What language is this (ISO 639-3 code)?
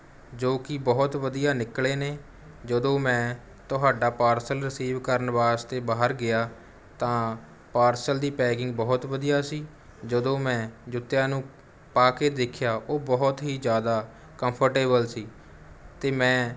pan